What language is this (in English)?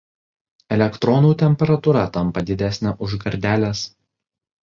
Lithuanian